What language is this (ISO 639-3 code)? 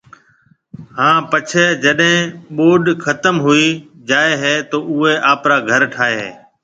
mve